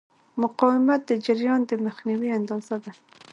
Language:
Pashto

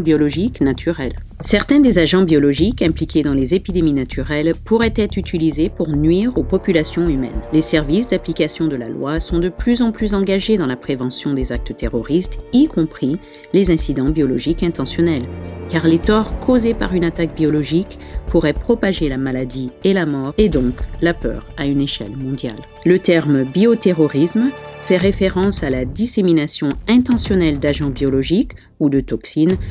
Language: French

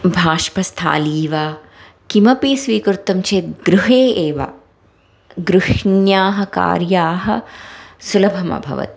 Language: Sanskrit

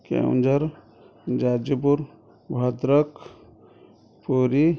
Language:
Odia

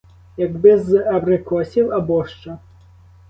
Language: Ukrainian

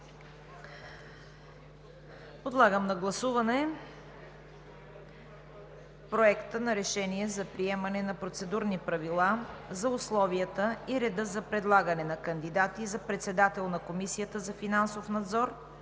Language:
Bulgarian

